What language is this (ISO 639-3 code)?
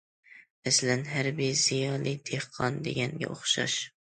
uig